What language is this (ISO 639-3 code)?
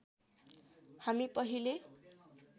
nep